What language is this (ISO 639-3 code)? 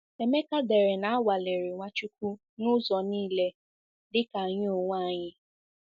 ibo